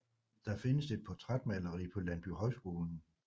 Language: Danish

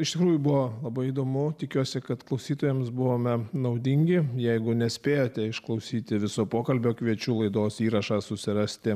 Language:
Lithuanian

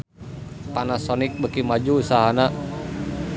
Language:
Sundanese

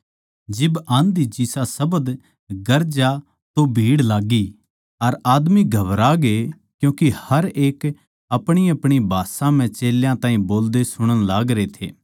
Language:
Haryanvi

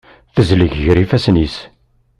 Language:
Kabyle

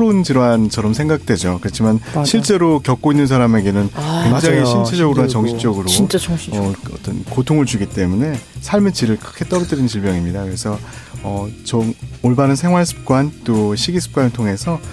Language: Korean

